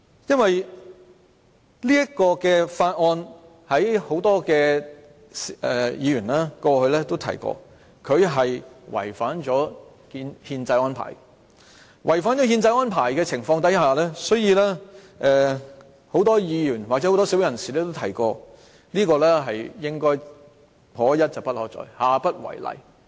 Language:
Cantonese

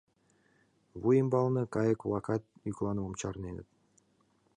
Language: Mari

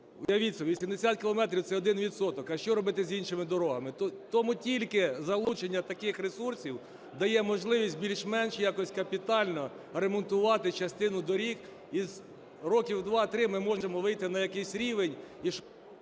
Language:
Ukrainian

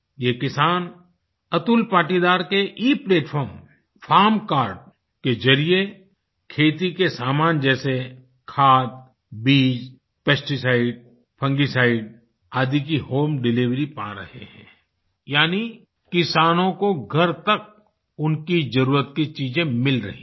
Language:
Hindi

